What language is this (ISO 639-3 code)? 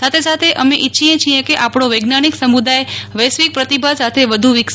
guj